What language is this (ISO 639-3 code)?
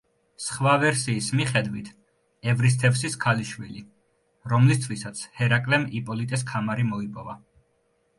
kat